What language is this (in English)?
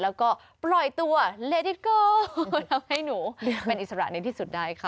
Thai